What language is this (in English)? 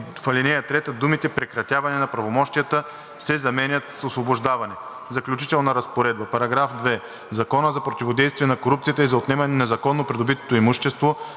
Bulgarian